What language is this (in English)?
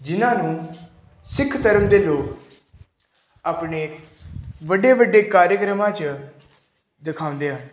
Punjabi